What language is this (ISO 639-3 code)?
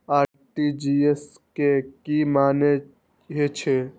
mai